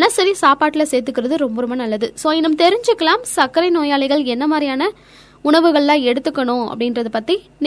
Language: Tamil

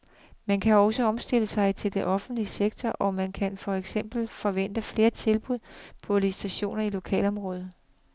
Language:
Danish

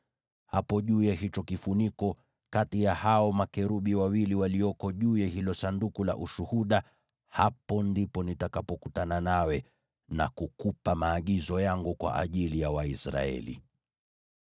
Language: Swahili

